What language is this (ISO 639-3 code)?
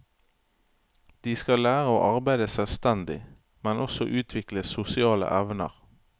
nor